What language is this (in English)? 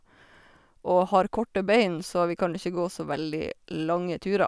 Norwegian